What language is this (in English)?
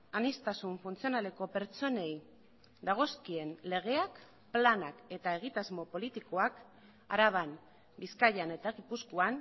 Basque